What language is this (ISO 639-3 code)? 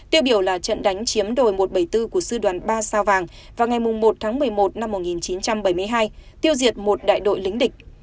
vie